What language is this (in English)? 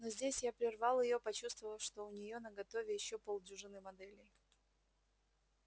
Russian